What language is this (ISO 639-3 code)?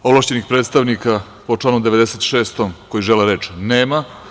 srp